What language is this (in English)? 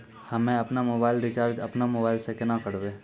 Maithili